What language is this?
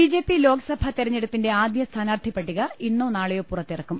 Malayalam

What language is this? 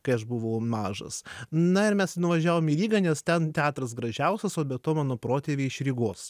Lithuanian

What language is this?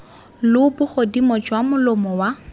Tswana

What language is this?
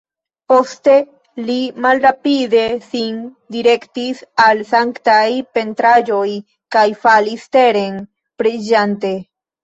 Esperanto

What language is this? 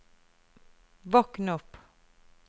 Norwegian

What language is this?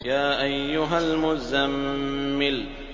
Arabic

